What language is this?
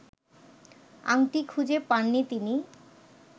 Bangla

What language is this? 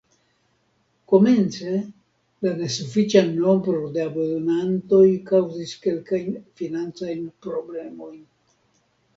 Esperanto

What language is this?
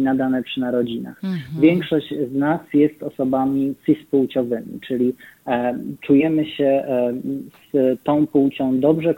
Polish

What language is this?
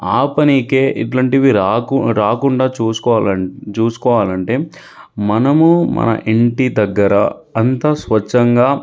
Telugu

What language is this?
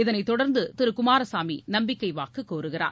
Tamil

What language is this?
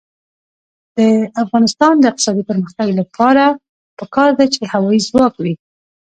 Pashto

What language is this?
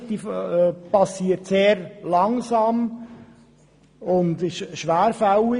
Swiss German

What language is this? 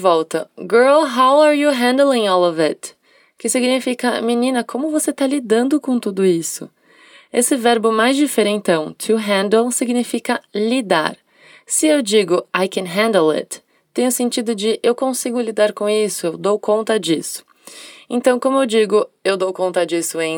Portuguese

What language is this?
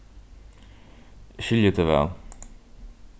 Faroese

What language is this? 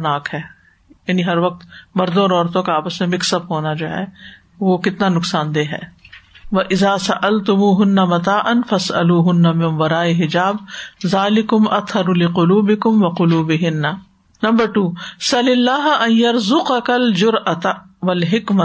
Urdu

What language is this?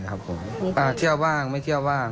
Thai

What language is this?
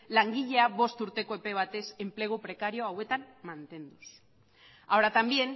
Basque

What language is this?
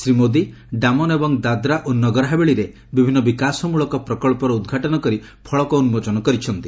Odia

